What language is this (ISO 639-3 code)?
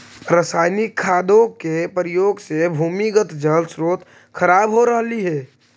mag